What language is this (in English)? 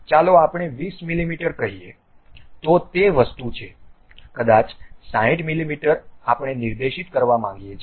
Gujarati